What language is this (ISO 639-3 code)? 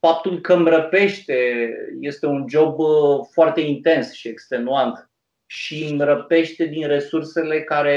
ron